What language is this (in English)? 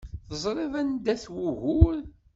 Kabyle